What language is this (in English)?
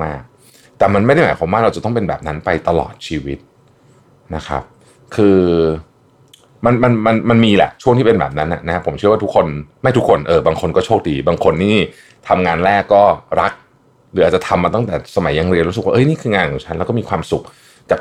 Thai